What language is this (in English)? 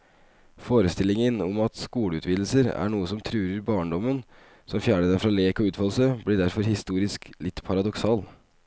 Norwegian